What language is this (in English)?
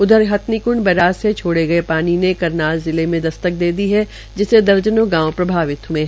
Hindi